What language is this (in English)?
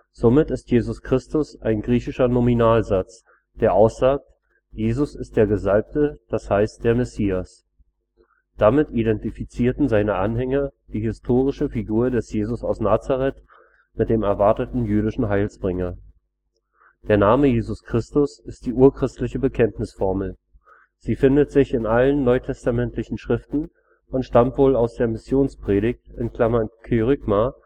German